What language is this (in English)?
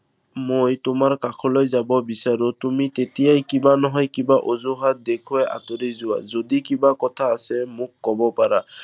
Assamese